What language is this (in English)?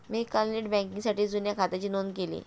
Marathi